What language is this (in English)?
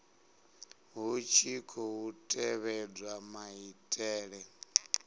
Venda